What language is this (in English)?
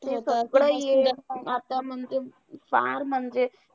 Marathi